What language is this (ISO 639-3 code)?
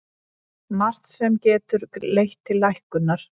isl